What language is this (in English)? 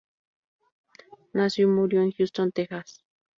Spanish